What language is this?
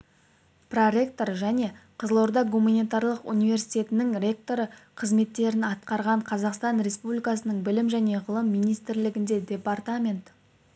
Kazakh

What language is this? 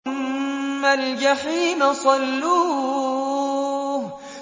Arabic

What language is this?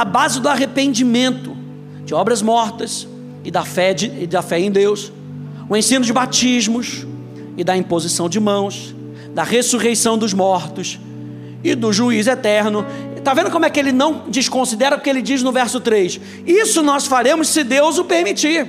Portuguese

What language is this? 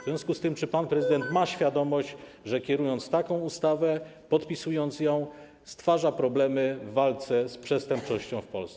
Polish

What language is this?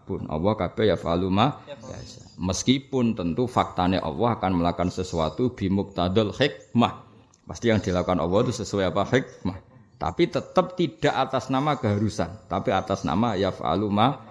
Indonesian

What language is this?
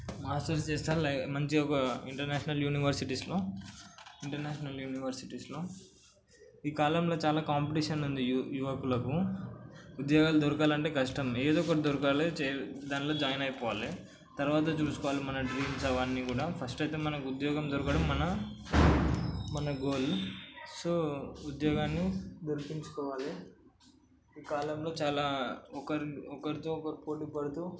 Telugu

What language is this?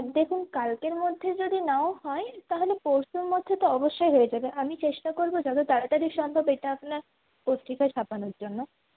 Bangla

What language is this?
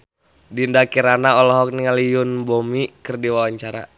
Sundanese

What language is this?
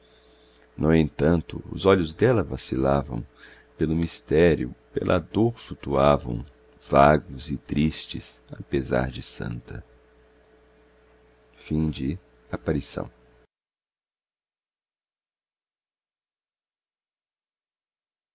Portuguese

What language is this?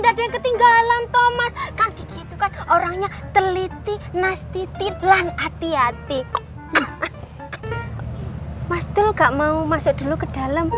Indonesian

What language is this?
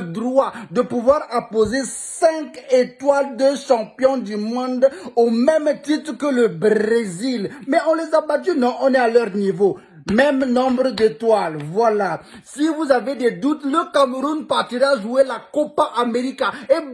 French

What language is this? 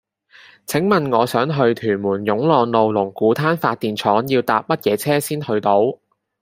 Cantonese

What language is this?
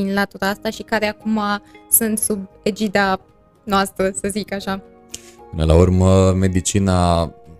Romanian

